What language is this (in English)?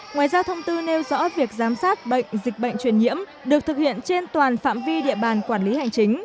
Vietnamese